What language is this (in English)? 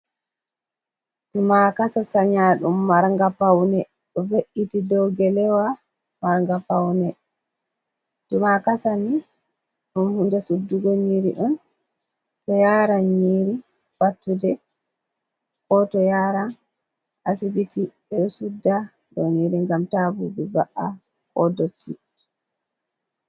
Fula